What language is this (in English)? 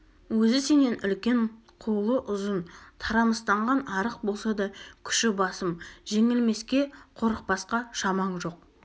Kazakh